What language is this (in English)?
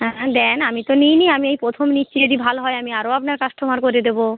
Bangla